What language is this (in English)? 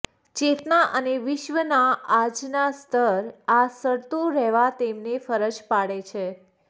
Gujarati